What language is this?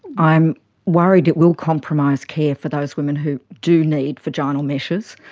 English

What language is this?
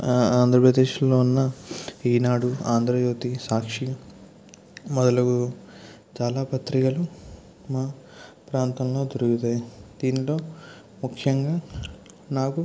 Telugu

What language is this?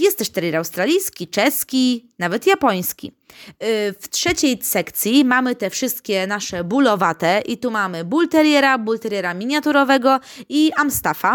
Polish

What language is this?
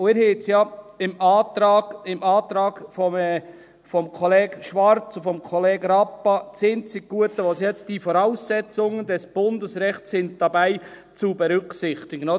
Swiss German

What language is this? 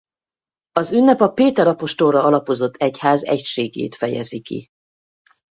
Hungarian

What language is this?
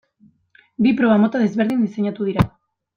Basque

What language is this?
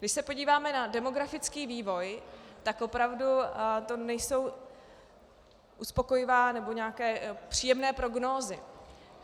Czech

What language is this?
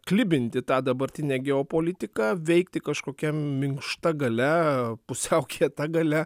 Lithuanian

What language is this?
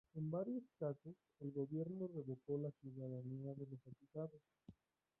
Spanish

